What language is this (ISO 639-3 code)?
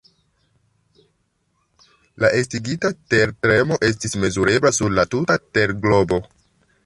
epo